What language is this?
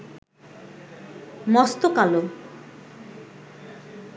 Bangla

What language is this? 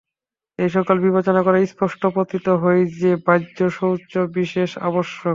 Bangla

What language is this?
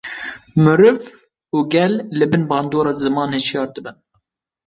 Kurdish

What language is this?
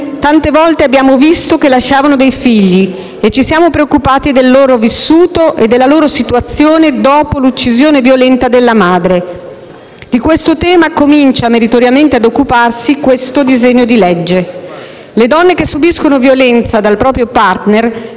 Italian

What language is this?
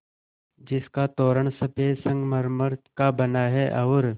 Hindi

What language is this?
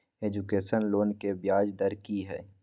Maithili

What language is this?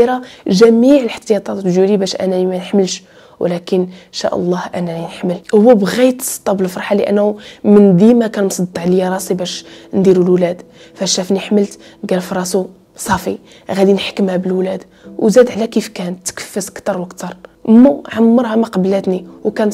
Arabic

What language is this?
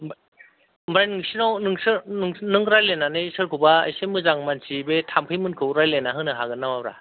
Bodo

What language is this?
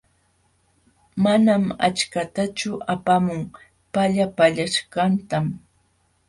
Jauja Wanca Quechua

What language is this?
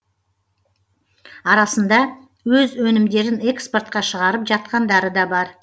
Kazakh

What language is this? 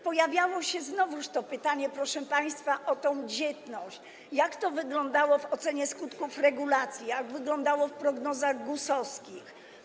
Polish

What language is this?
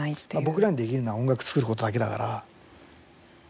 Japanese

